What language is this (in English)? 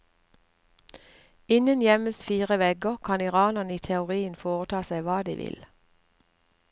Norwegian